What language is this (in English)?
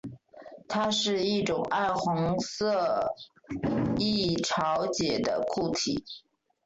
Chinese